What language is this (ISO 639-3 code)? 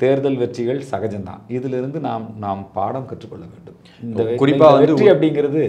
tam